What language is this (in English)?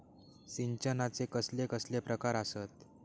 Marathi